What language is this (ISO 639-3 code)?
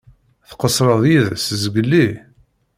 kab